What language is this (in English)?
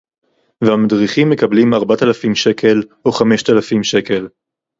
Hebrew